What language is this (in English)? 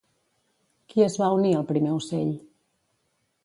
Catalan